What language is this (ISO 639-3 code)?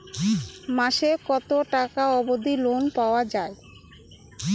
ben